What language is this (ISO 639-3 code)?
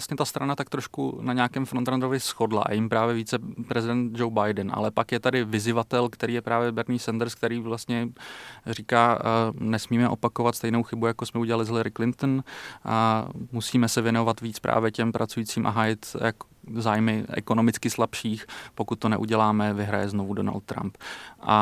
ces